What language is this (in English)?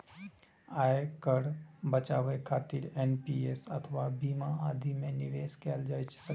Maithili